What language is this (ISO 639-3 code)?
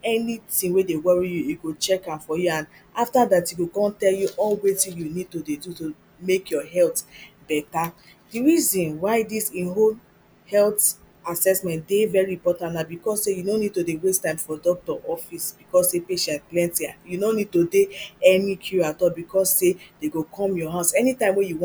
pcm